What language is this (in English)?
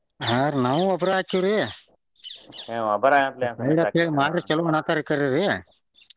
Kannada